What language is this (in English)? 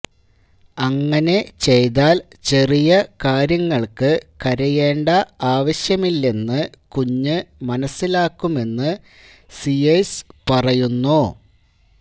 Malayalam